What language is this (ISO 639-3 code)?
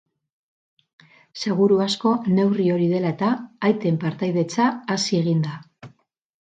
eus